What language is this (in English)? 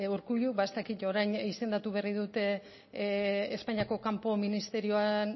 Basque